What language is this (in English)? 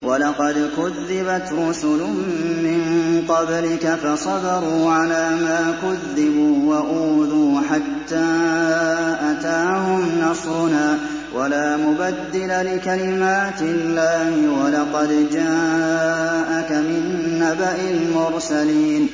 Arabic